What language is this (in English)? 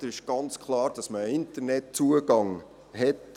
Swiss German